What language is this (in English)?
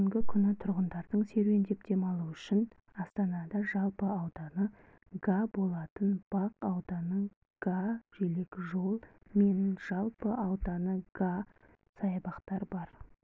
Kazakh